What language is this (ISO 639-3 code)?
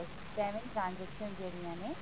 pan